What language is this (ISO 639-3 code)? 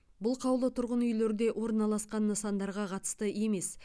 kaz